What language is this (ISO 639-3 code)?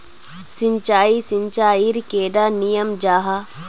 mag